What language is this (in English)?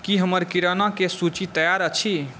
Maithili